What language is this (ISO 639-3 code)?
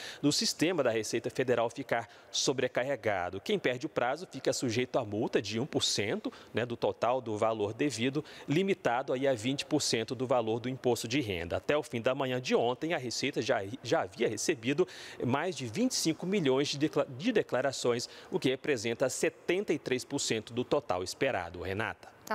por